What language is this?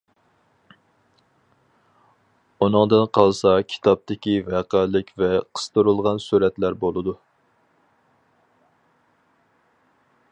Uyghur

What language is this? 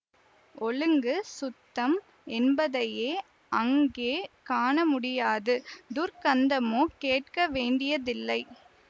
Tamil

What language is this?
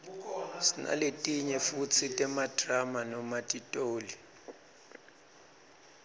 Swati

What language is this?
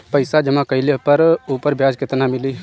Bhojpuri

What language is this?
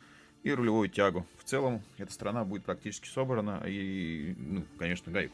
Russian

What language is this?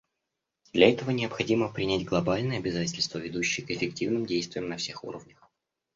Russian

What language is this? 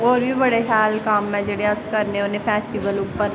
Dogri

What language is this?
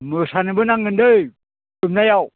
Bodo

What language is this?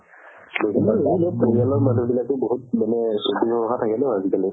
Assamese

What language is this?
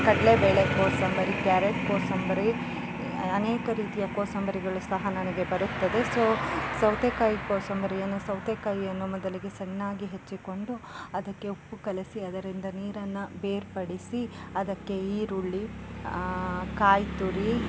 Kannada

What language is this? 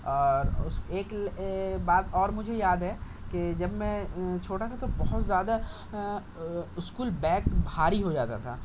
Urdu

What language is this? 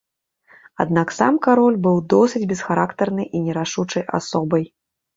Belarusian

